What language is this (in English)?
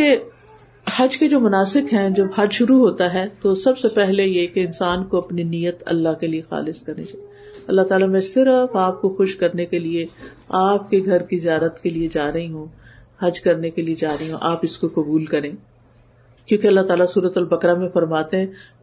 Urdu